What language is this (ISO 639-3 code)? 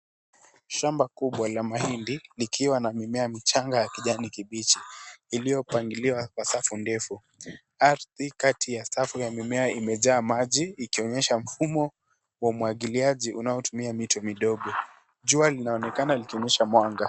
swa